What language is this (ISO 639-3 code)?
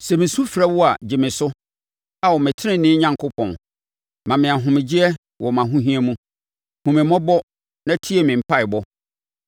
aka